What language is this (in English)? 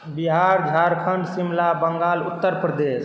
Maithili